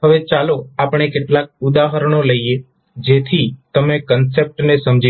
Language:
Gujarati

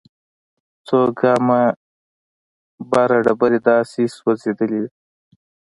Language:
Pashto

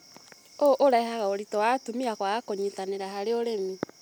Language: Kikuyu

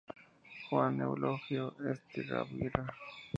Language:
Spanish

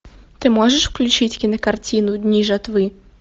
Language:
Russian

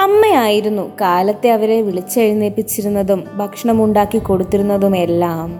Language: Malayalam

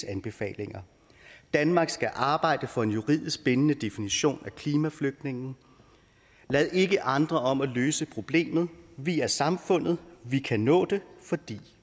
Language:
Danish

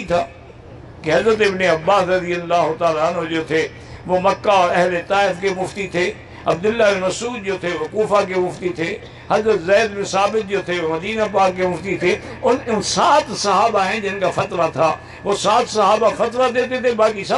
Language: Urdu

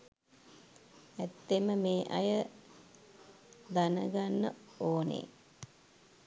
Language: Sinhala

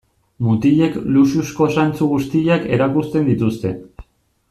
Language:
Basque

